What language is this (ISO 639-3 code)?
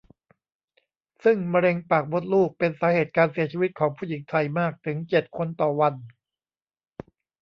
tha